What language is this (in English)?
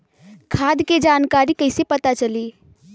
Bhojpuri